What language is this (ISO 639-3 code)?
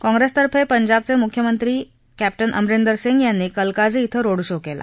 mar